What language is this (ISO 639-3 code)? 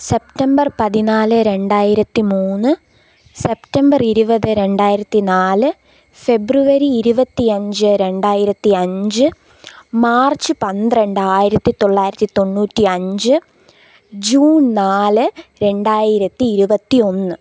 mal